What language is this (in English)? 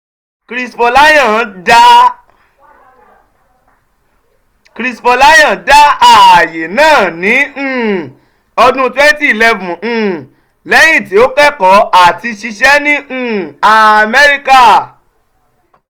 Yoruba